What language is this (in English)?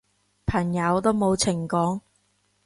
Cantonese